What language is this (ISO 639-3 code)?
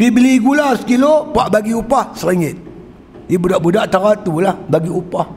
msa